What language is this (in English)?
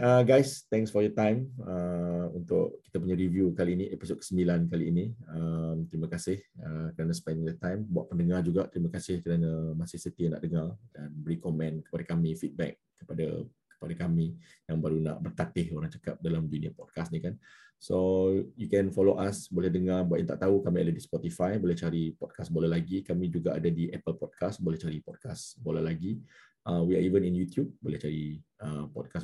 Malay